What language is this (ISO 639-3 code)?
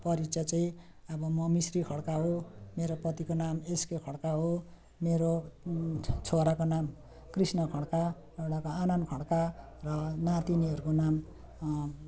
nep